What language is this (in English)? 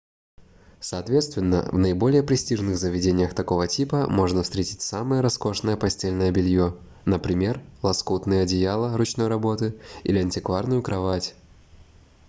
Russian